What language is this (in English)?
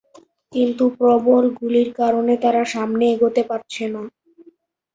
Bangla